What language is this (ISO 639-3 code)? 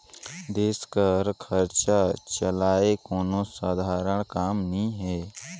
hne